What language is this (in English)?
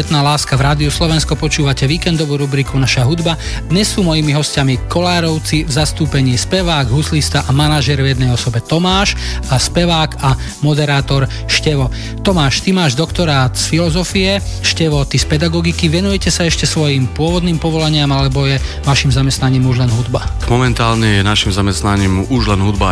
Slovak